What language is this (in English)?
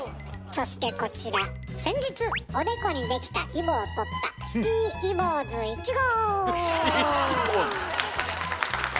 Japanese